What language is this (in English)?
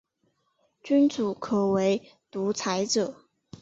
Chinese